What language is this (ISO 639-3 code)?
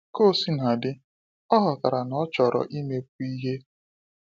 ibo